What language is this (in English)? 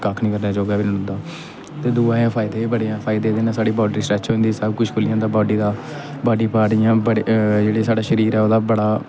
Dogri